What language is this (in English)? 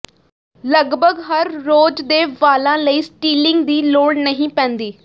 Punjabi